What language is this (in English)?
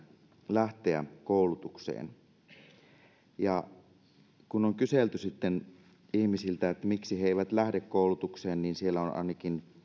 Finnish